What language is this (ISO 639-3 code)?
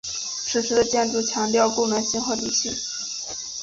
zho